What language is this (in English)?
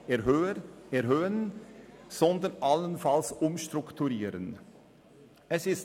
Swiss German